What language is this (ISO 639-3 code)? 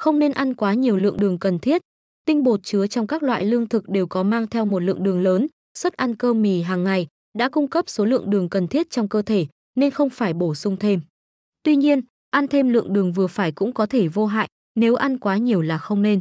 vie